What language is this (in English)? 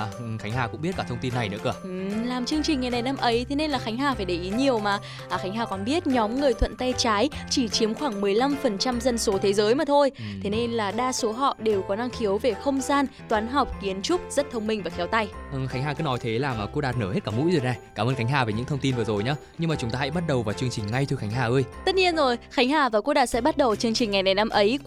Vietnamese